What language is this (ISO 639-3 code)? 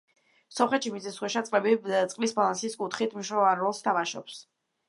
kat